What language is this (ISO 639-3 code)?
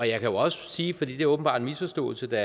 dan